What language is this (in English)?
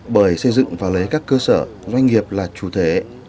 Vietnamese